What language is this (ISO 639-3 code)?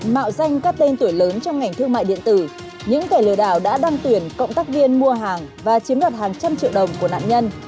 vie